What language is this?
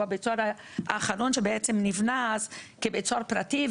Hebrew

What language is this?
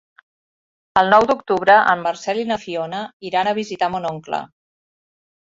Catalan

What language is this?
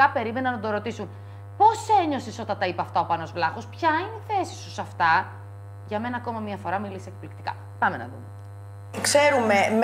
Greek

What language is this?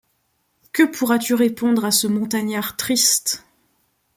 French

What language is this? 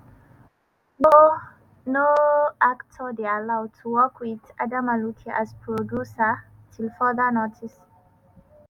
Nigerian Pidgin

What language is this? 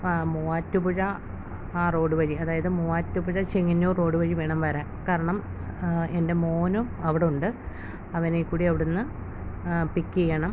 Malayalam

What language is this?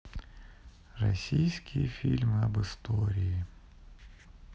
Russian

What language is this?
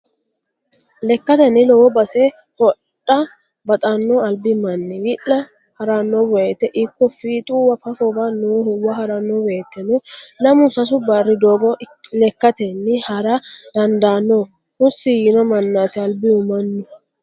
Sidamo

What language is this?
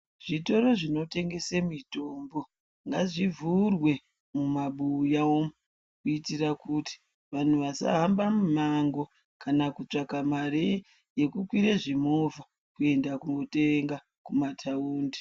Ndau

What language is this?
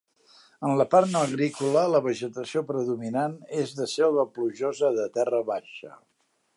Catalan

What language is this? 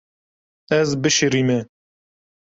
Kurdish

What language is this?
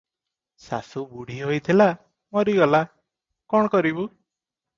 Odia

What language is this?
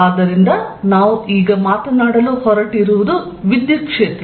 Kannada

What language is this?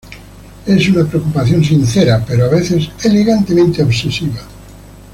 Spanish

